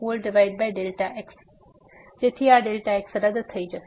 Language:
Gujarati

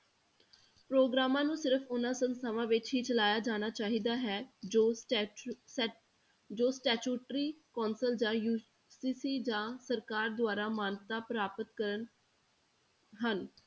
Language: Punjabi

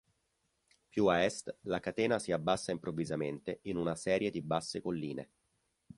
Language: Italian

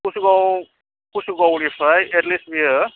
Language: Bodo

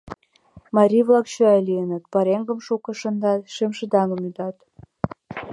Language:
Mari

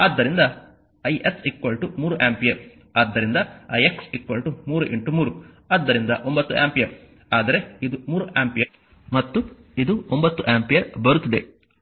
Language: Kannada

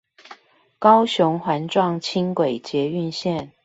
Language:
Chinese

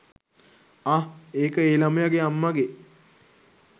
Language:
Sinhala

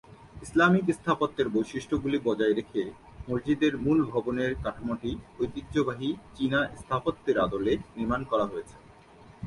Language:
Bangla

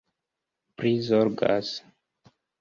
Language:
Esperanto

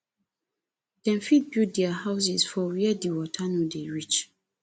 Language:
Nigerian Pidgin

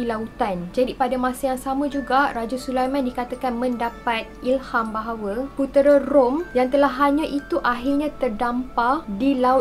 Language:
Malay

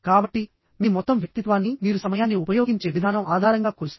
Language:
Telugu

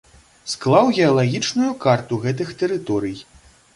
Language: Belarusian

